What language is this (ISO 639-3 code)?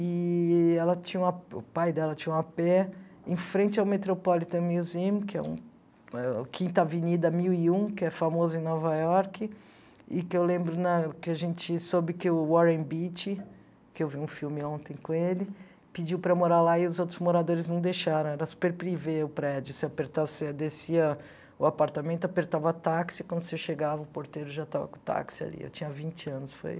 por